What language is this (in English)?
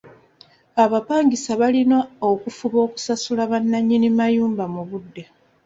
Ganda